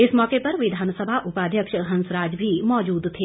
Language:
Hindi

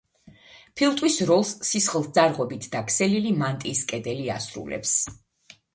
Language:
Georgian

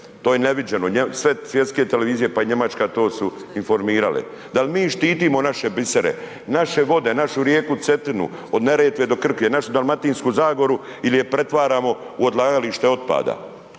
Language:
Croatian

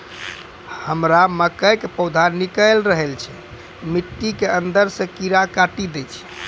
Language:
Maithili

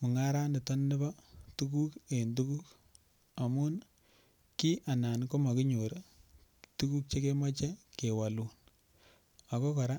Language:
Kalenjin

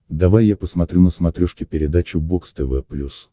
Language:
Russian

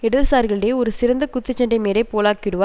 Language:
Tamil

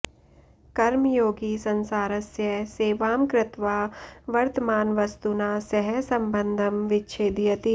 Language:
Sanskrit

